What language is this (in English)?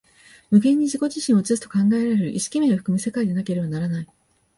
Japanese